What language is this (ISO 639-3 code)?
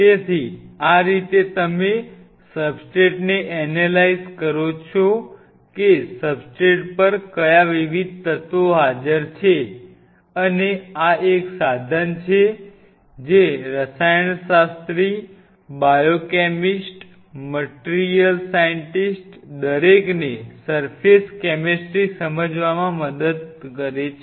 guj